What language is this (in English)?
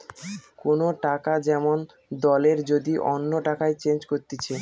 Bangla